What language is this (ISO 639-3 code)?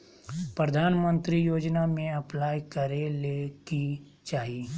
mag